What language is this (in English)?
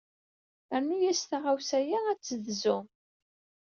Kabyle